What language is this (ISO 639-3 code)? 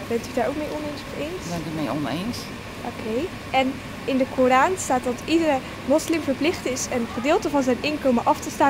nld